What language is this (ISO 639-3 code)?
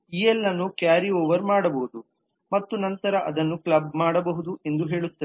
kan